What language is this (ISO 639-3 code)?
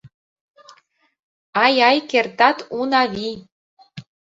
chm